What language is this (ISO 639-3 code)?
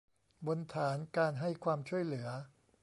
tha